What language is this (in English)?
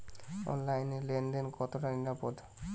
Bangla